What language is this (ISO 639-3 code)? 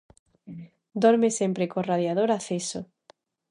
glg